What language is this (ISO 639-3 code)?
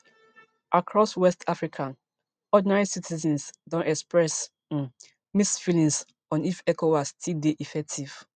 pcm